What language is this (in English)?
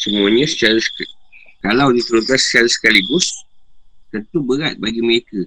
Malay